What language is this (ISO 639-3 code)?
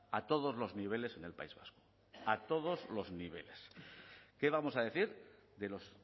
spa